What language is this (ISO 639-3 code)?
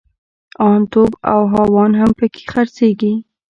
pus